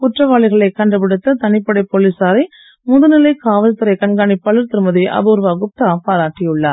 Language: Tamil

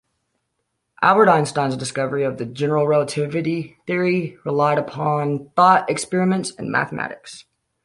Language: English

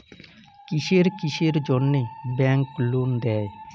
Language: Bangla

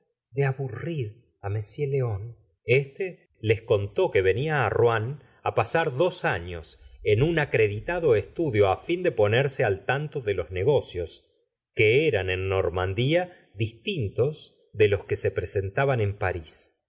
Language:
Spanish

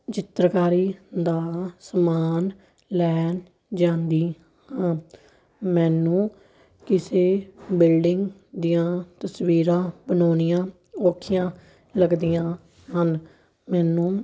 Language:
Punjabi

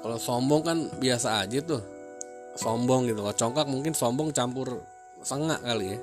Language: Indonesian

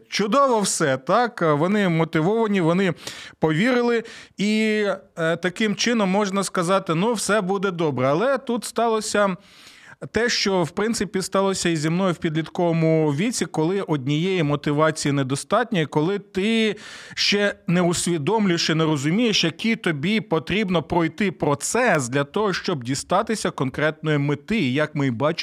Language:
Ukrainian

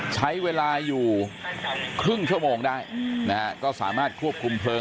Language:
Thai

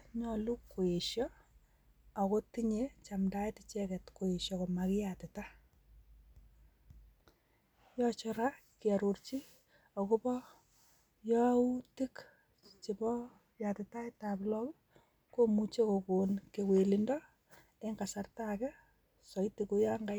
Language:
Kalenjin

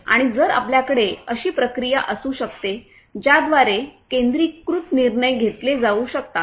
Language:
Marathi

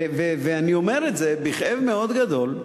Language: Hebrew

